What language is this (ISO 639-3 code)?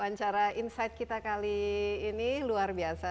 ind